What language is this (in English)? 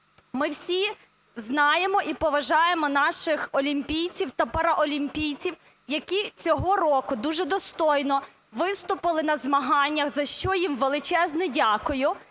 Ukrainian